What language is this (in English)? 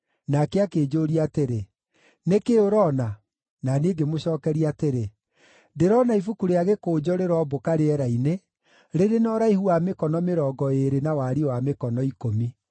Kikuyu